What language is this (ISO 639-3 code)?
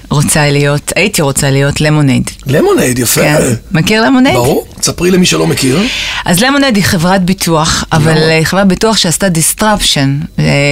heb